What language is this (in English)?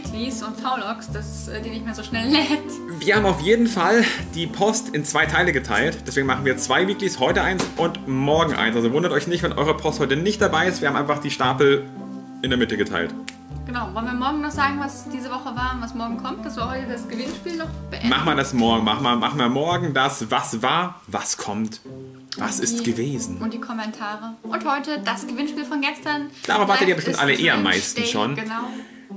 German